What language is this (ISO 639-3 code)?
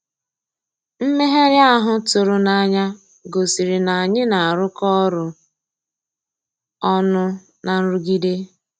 ibo